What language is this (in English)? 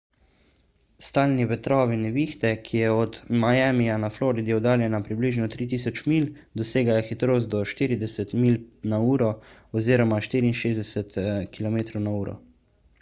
Slovenian